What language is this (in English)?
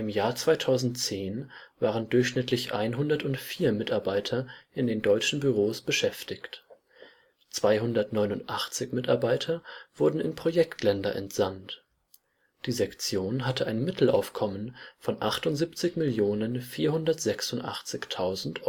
German